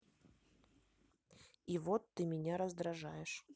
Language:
Russian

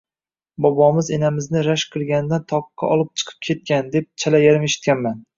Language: Uzbek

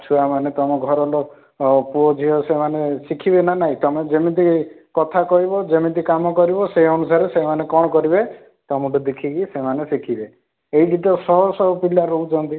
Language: Odia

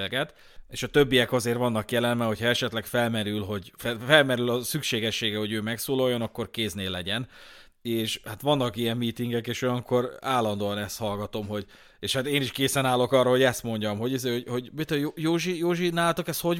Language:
Hungarian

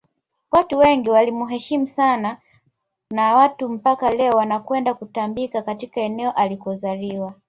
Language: Swahili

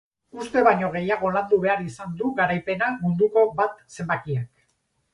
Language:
Basque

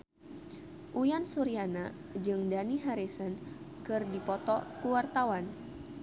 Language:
Sundanese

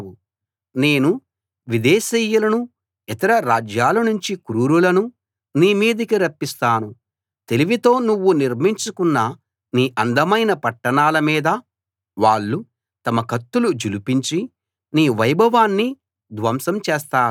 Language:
Telugu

